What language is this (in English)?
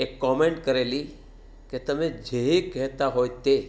Gujarati